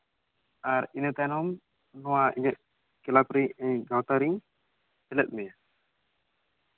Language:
Santali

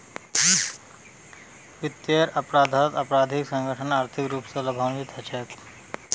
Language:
Magahi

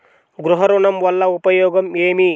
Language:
Telugu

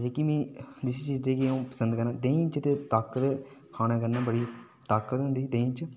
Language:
Dogri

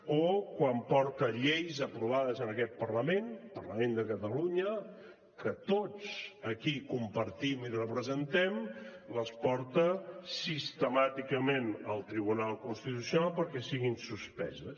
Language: Catalan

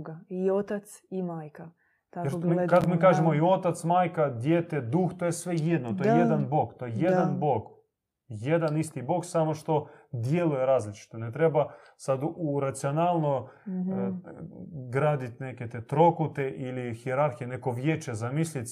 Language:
Croatian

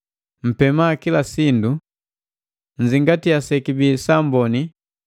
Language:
Matengo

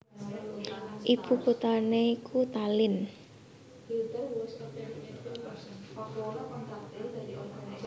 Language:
Javanese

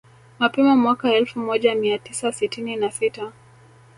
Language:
Swahili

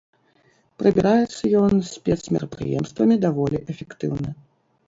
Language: Belarusian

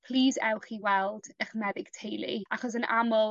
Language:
Welsh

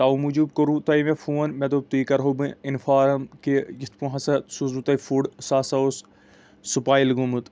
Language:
Kashmiri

